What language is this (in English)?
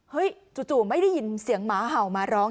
Thai